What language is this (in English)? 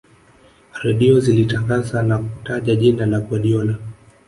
Swahili